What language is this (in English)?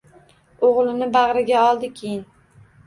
Uzbek